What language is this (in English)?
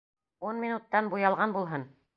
Bashkir